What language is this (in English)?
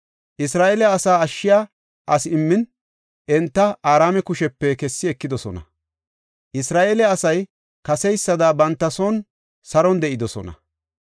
Gofa